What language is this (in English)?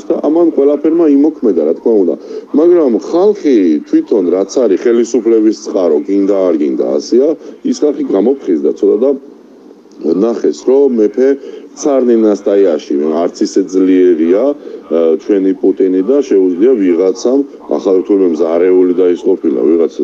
Romanian